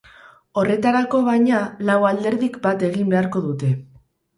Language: Basque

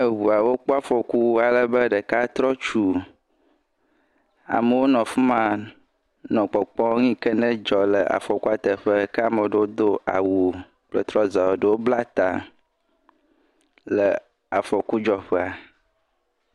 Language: Ewe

